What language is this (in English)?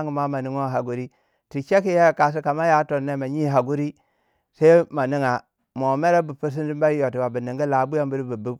Waja